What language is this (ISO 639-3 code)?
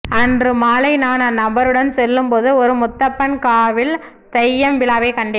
tam